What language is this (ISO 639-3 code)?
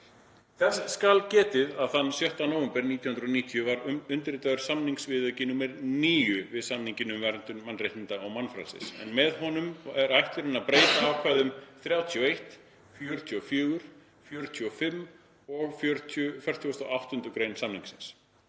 isl